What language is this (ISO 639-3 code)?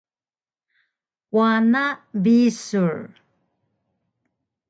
trv